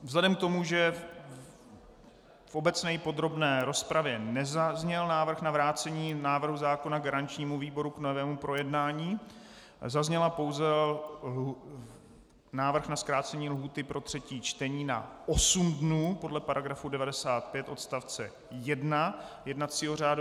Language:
Czech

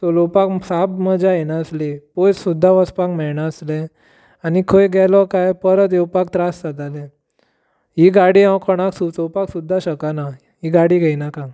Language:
Konkani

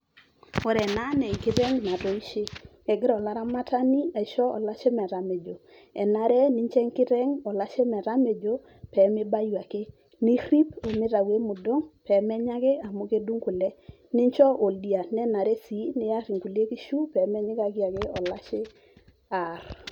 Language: Masai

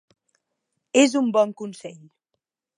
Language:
Catalan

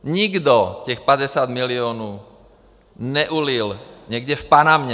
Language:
Czech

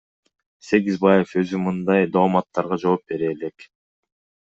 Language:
Kyrgyz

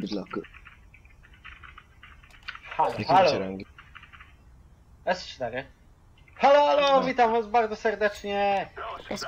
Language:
Polish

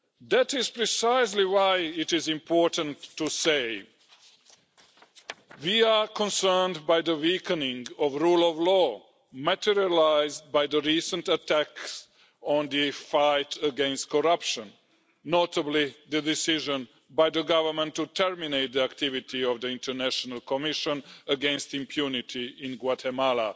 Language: English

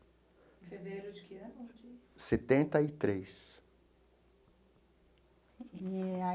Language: Portuguese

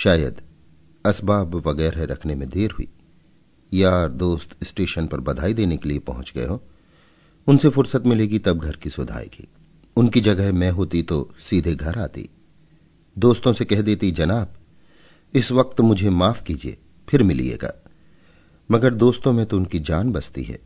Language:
Hindi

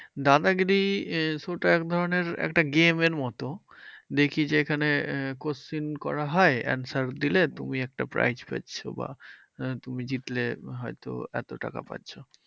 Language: Bangla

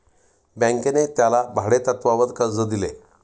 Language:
Marathi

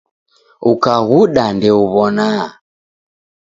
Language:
Taita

